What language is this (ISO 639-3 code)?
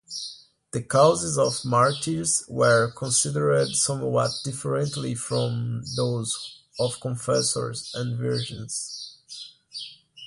eng